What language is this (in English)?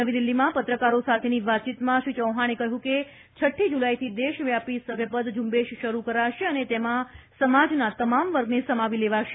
Gujarati